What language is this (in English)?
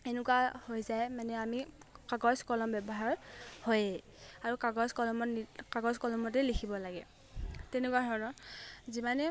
Assamese